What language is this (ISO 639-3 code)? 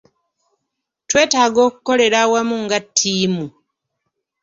lug